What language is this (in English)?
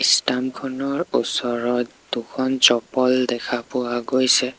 Assamese